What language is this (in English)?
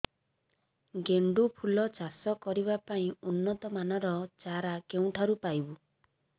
Odia